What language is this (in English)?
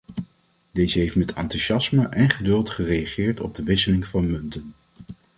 Dutch